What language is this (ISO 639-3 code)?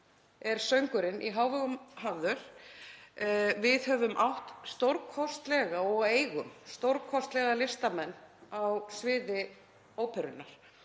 isl